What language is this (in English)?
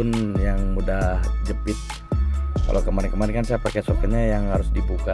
Indonesian